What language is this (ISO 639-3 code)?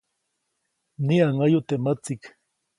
zoc